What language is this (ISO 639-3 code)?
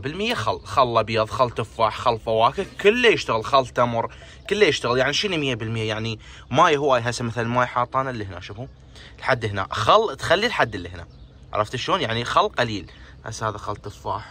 ara